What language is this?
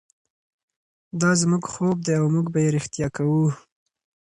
Pashto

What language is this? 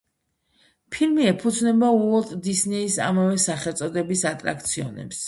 Georgian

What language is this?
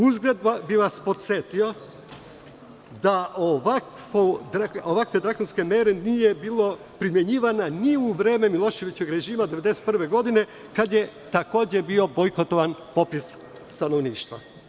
Serbian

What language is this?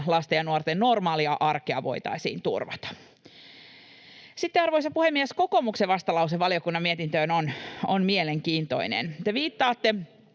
Finnish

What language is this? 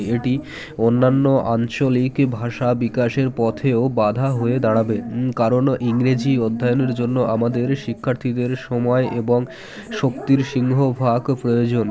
Bangla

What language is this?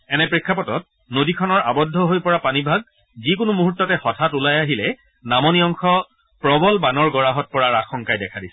Assamese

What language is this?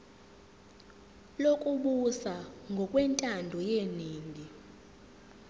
Zulu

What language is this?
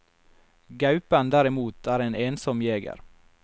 Norwegian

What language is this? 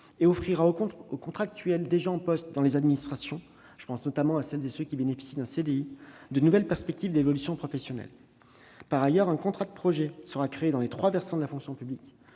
French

